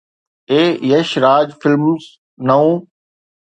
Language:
Sindhi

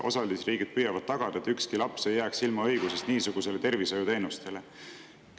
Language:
Estonian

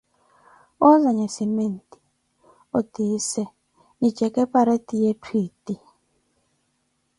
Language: Koti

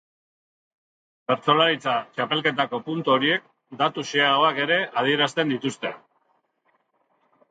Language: Basque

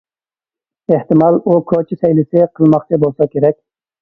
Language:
Uyghur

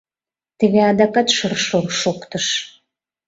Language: Mari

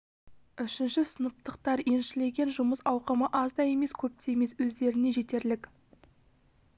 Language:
Kazakh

